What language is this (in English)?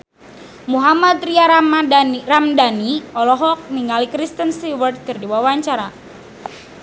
Sundanese